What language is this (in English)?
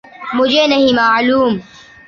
Urdu